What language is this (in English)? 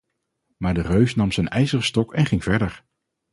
Dutch